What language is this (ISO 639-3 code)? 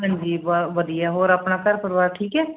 pan